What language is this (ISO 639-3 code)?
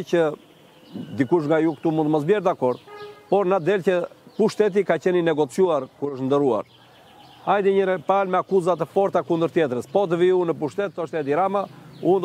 ron